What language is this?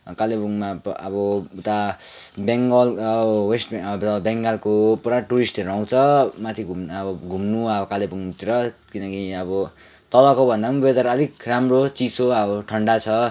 Nepali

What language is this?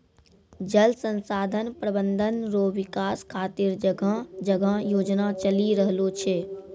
Maithili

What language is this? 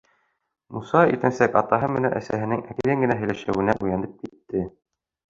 Bashkir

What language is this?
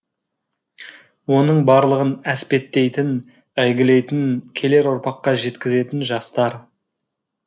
Kazakh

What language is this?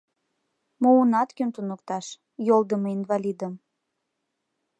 Mari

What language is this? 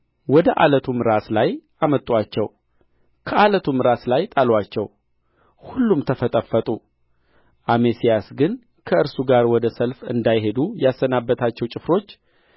Amharic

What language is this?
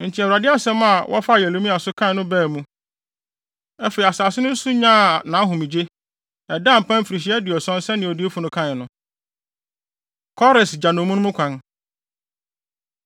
Akan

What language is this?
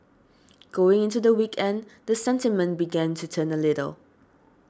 English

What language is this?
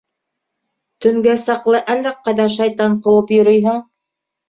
Bashkir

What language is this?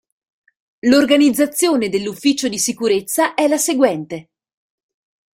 Italian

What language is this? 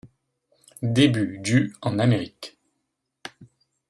French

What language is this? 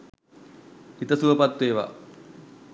Sinhala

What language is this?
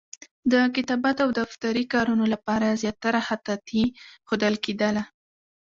Pashto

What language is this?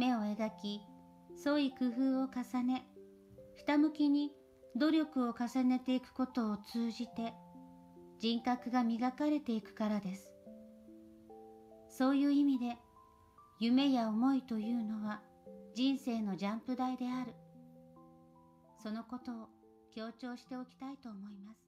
Japanese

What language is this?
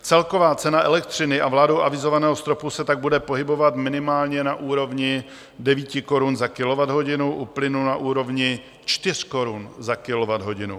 Czech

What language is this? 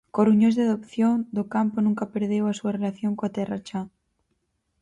Galician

